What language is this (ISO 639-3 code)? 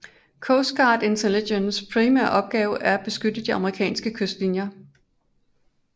dan